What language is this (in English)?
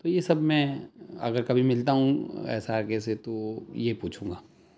Urdu